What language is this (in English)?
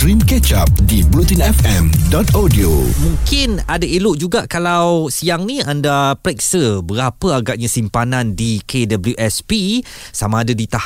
Malay